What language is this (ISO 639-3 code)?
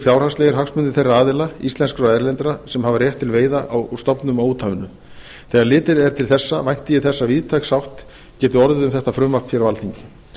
isl